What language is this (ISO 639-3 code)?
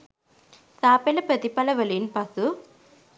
sin